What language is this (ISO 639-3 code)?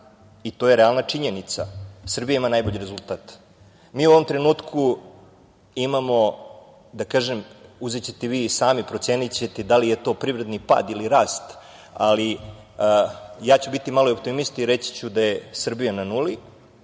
srp